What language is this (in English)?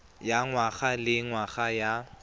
Tswana